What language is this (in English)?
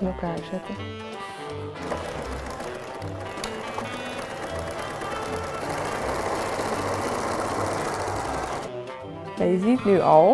Dutch